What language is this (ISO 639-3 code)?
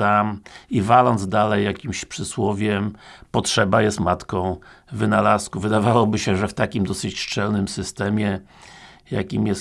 pol